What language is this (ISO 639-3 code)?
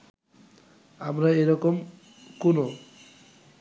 ben